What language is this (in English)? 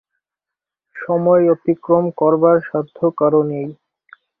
Bangla